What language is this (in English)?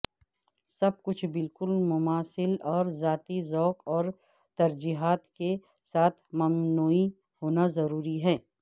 Urdu